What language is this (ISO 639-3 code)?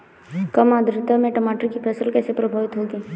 hin